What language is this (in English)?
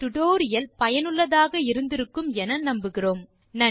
Tamil